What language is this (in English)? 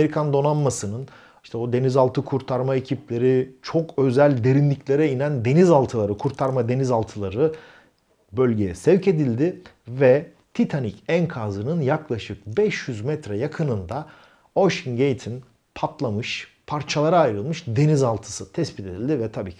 Turkish